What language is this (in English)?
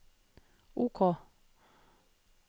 Norwegian